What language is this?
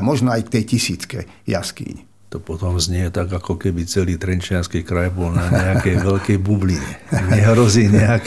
Slovak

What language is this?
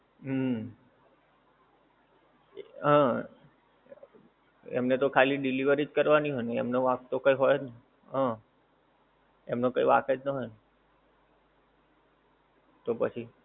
Gujarati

